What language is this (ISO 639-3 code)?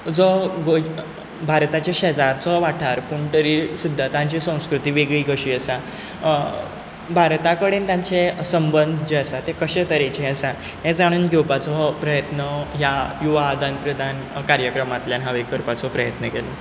kok